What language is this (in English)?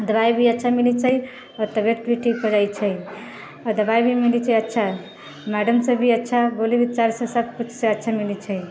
Maithili